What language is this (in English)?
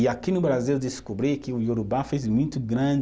Portuguese